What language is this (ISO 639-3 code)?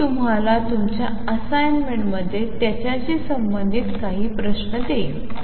mar